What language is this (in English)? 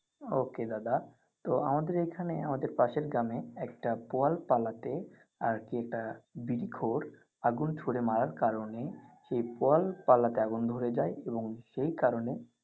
Bangla